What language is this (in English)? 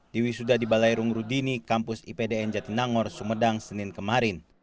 Indonesian